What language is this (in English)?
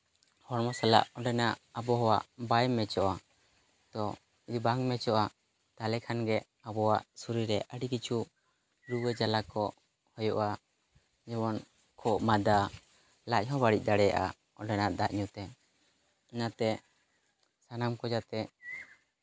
Santali